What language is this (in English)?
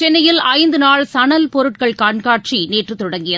Tamil